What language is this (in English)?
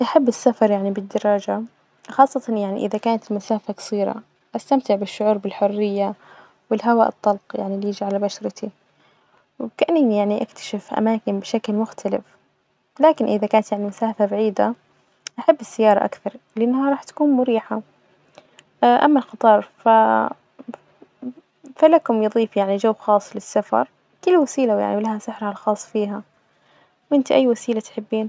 Najdi Arabic